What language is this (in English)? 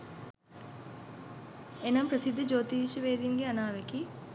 Sinhala